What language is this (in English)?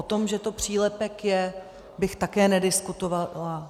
Czech